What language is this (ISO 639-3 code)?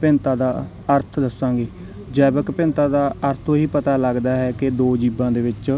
pan